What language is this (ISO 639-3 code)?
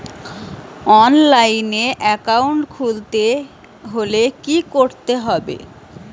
ben